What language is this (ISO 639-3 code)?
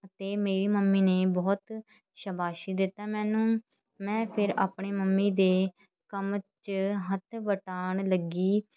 pan